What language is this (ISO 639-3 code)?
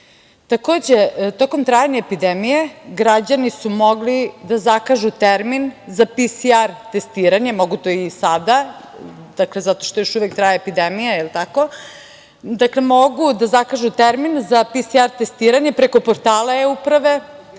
srp